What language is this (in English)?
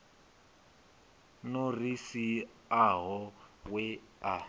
Venda